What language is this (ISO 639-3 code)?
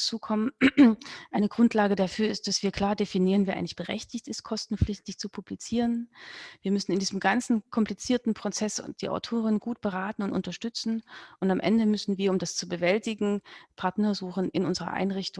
deu